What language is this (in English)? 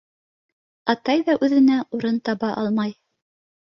Bashkir